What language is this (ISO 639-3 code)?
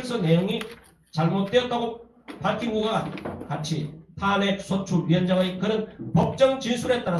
kor